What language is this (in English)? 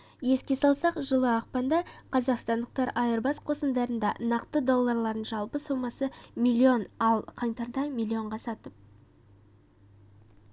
Kazakh